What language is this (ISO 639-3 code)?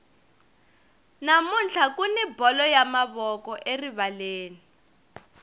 tso